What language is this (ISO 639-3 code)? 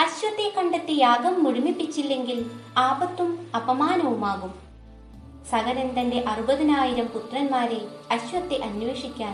mal